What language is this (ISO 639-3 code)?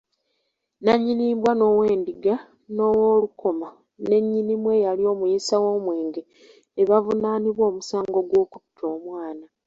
lug